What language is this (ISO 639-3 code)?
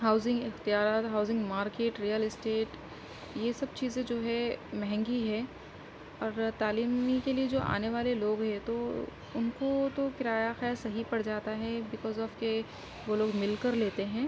urd